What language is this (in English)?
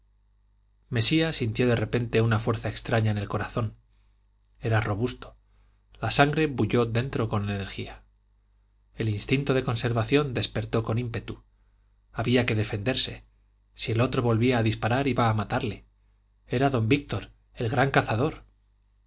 Spanish